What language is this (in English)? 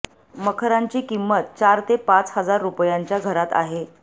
Marathi